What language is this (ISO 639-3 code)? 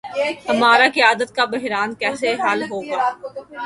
urd